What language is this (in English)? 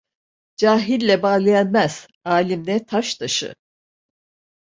Turkish